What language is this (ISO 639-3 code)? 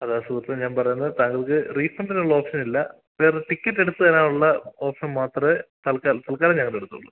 mal